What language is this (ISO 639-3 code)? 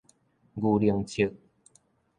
nan